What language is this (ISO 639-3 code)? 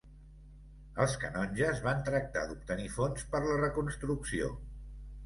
cat